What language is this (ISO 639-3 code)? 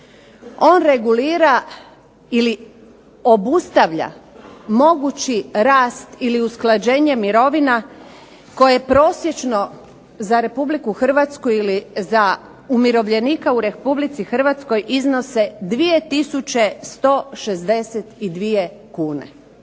hrv